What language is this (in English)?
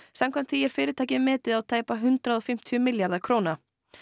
Icelandic